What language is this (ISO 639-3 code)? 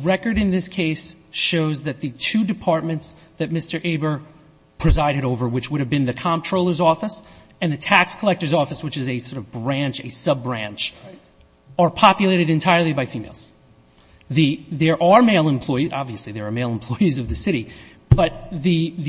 eng